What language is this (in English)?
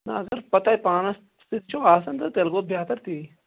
Kashmiri